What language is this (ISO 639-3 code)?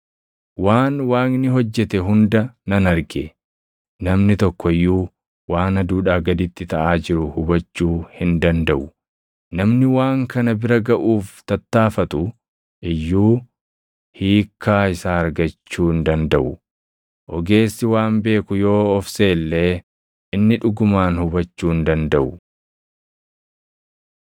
orm